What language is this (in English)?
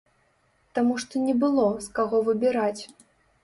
Belarusian